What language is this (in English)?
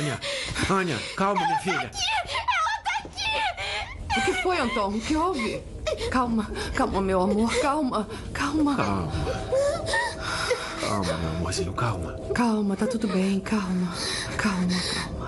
Portuguese